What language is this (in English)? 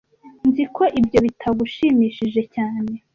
Kinyarwanda